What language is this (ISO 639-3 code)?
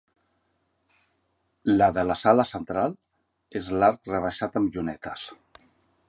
cat